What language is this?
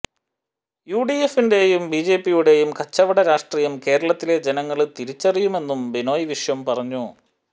Malayalam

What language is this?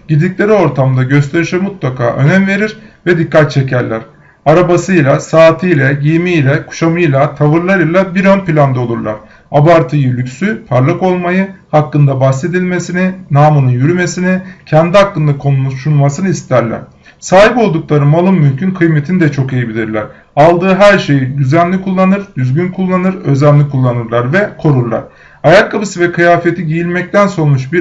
Turkish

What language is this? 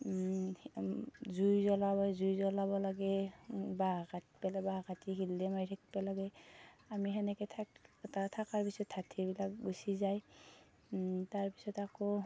Assamese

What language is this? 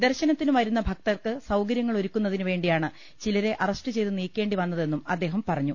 Malayalam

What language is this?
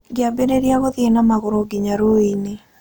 Kikuyu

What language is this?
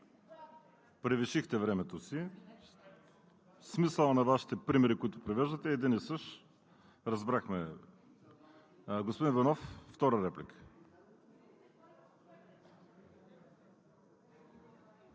Bulgarian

